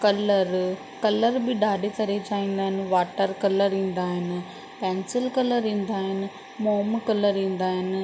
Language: Sindhi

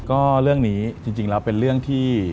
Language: Thai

